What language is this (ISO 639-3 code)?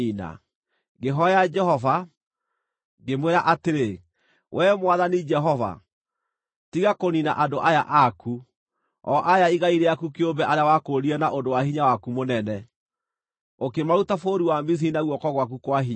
kik